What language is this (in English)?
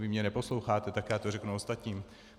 Czech